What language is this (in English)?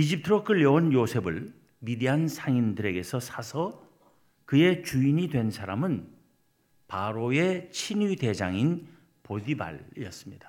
Korean